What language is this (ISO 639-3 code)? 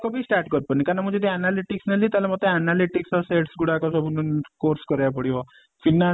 ori